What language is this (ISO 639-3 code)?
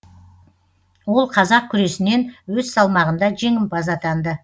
kaz